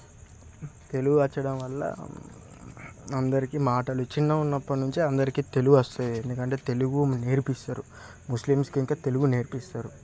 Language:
Telugu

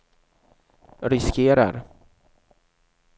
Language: Swedish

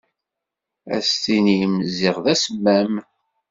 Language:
Kabyle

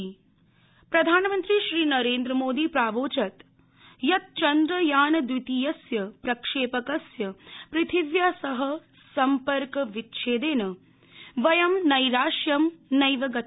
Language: Sanskrit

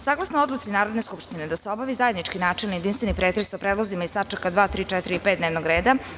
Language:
Serbian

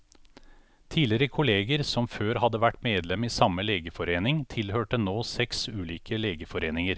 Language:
Norwegian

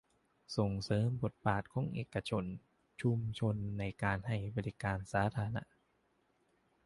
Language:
Thai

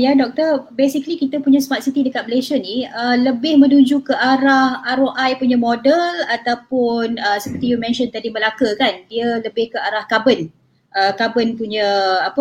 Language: Malay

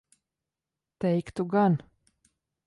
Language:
Latvian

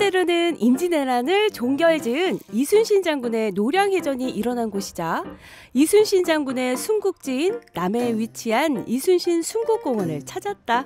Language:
Korean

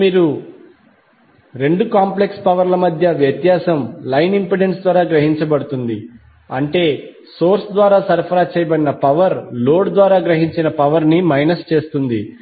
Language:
Telugu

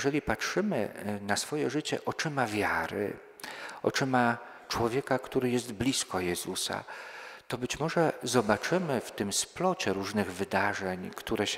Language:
Polish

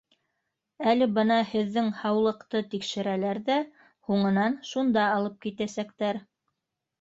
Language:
Bashkir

